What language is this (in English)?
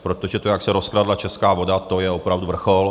Czech